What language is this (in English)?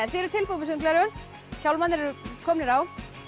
Icelandic